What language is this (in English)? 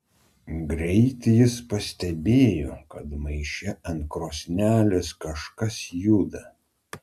Lithuanian